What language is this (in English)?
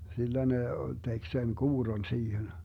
Finnish